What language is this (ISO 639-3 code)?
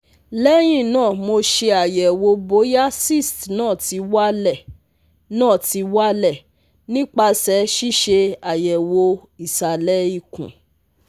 yor